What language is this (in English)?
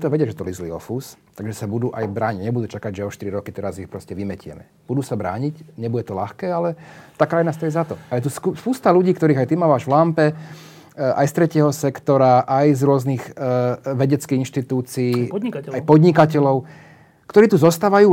Slovak